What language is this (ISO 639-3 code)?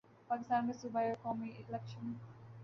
urd